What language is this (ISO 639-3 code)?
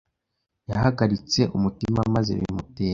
kin